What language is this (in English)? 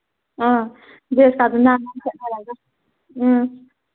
Manipuri